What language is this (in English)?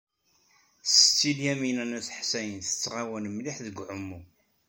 Kabyle